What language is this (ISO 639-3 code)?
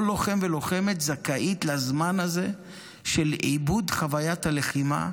heb